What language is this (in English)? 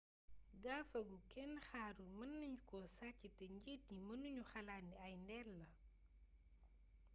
Wolof